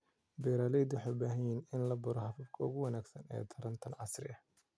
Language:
Somali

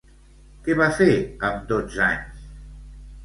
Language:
Catalan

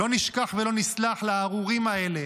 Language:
Hebrew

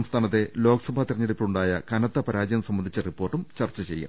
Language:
Malayalam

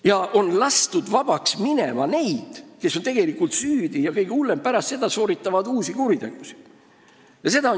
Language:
Estonian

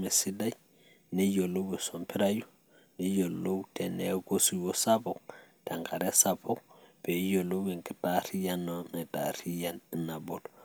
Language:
Masai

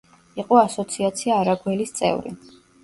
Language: Georgian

